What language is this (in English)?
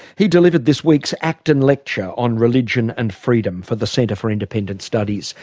English